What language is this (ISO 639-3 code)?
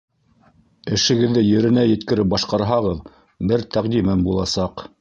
bak